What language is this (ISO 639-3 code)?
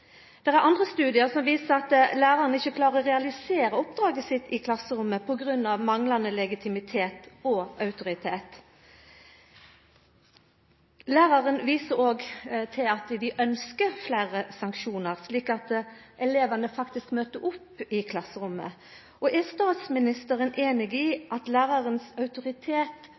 nno